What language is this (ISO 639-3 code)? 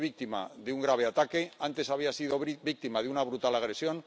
spa